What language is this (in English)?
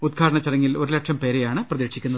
Malayalam